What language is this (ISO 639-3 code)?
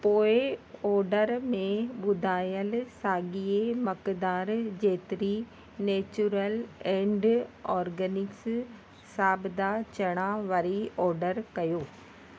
snd